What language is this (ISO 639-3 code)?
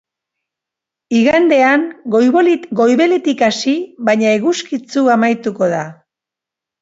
eus